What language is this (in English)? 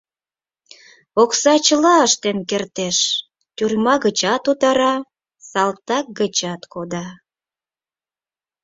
Mari